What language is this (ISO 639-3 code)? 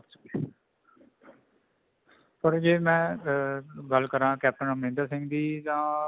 pan